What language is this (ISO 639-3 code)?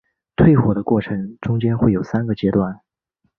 zho